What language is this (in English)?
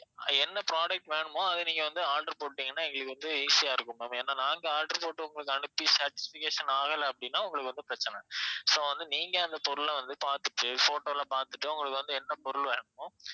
Tamil